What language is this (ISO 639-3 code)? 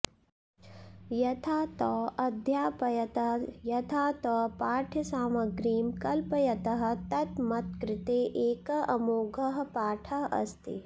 san